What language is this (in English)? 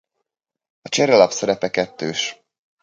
Hungarian